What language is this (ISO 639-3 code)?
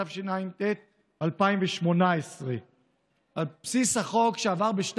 heb